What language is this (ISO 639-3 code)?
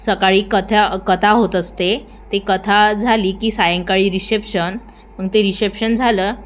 mar